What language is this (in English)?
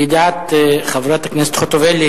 Hebrew